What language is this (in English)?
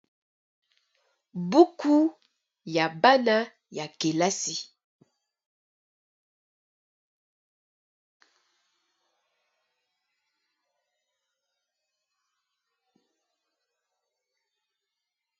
Lingala